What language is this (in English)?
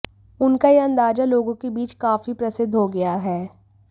Hindi